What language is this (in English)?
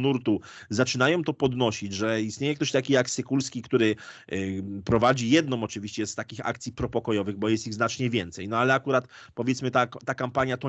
Polish